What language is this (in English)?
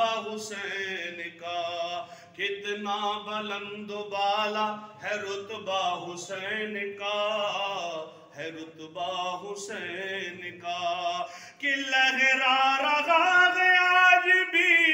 Romanian